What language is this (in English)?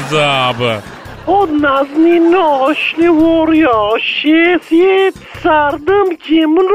Turkish